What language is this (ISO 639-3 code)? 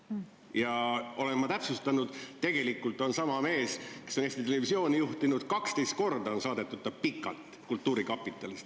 est